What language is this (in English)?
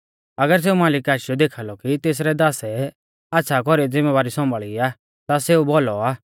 Mahasu Pahari